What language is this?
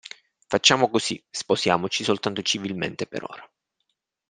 Italian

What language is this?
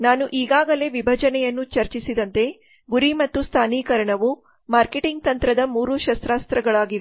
Kannada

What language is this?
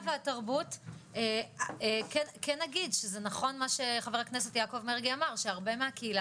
Hebrew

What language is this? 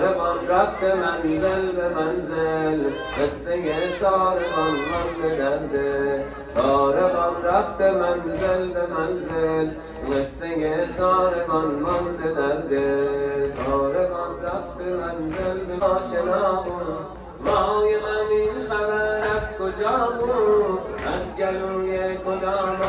Persian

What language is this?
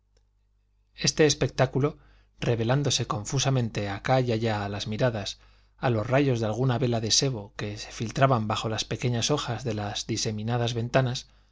Spanish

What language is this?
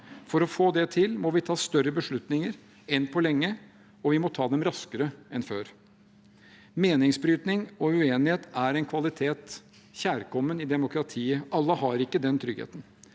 Norwegian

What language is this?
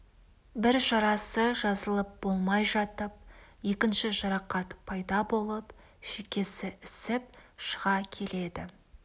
Kazakh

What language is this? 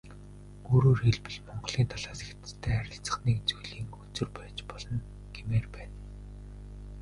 Mongolian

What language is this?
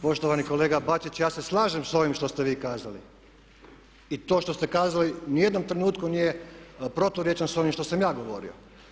Croatian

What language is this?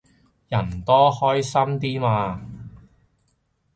Cantonese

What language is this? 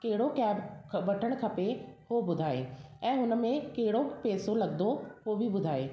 Sindhi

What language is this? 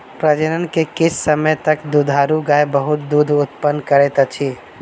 Maithili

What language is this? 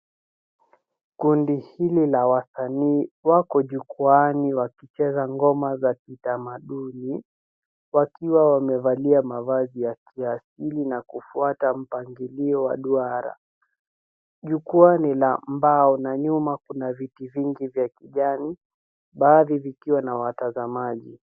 Swahili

